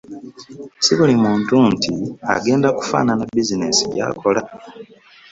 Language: Ganda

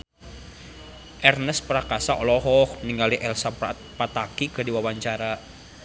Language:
Sundanese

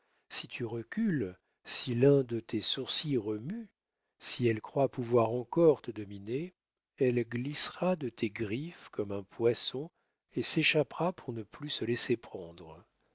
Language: French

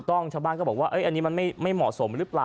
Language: Thai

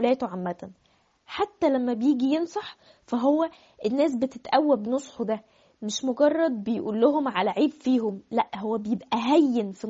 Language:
Arabic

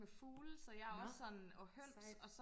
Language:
Danish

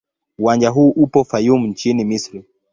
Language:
Swahili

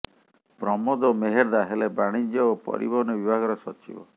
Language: Odia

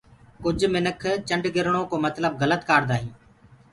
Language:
Gurgula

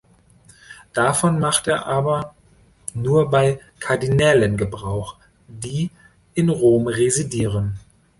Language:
German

